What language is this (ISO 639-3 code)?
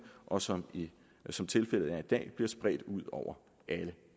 dan